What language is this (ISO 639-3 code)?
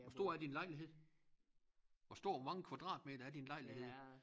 dan